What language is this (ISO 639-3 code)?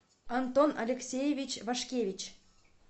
rus